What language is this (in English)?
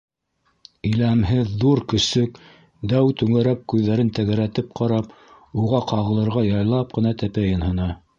Bashkir